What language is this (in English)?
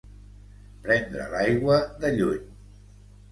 Catalan